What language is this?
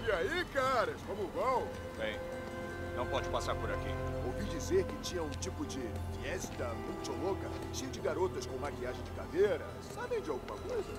Portuguese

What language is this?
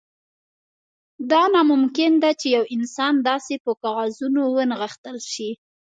Pashto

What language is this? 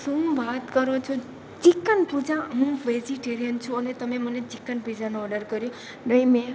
Gujarati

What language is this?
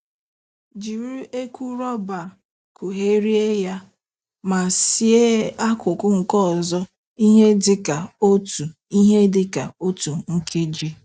Igbo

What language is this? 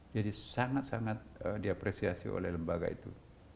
Indonesian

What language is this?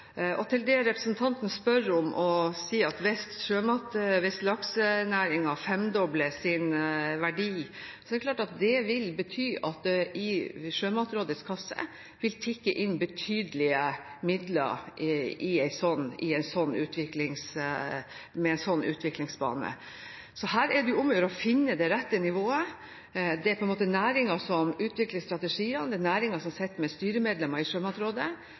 Norwegian Bokmål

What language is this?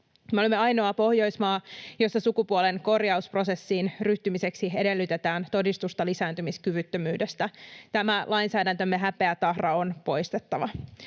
Finnish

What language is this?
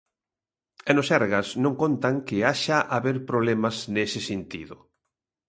Galician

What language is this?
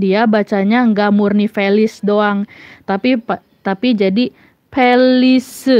Indonesian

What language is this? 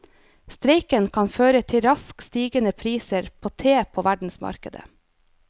Norwegian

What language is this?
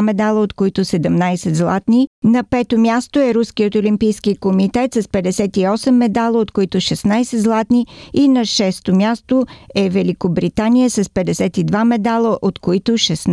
Bulgarian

